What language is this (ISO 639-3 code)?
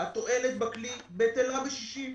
heb